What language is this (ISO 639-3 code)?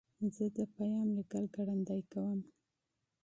pus